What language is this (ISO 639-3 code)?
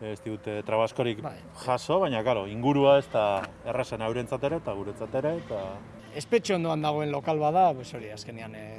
cat